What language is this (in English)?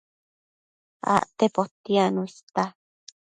Matsés